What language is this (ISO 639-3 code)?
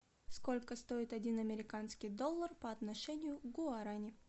rus